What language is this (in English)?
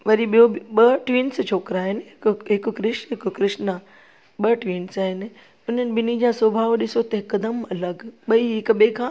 Sindhi